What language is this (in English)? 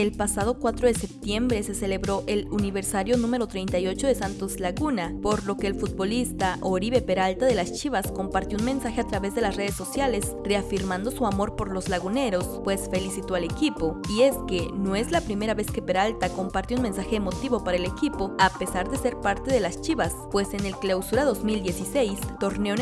Spanish